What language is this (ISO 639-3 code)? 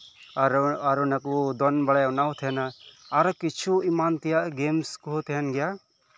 sat